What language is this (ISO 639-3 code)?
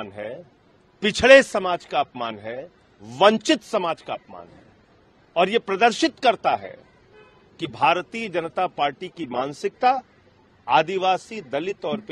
hin